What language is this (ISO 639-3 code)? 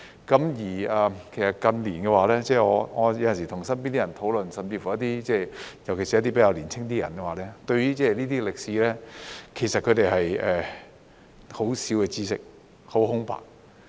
yue